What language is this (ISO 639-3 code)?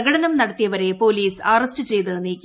mal